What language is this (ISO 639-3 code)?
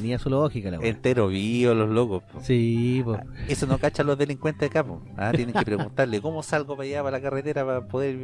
spa